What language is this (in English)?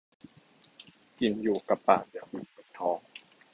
Thai